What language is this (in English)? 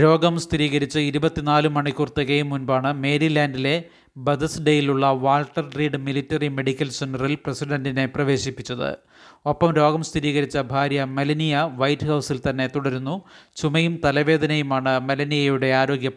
Malayalam